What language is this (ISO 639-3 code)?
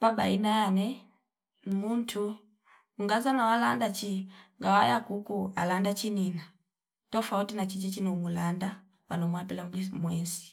fip